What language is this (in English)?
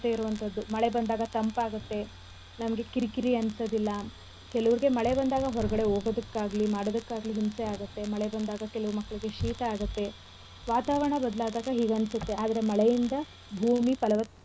Kannada